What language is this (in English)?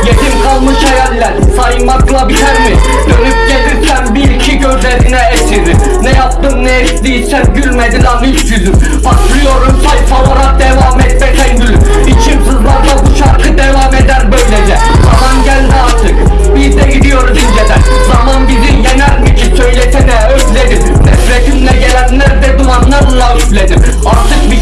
Turkish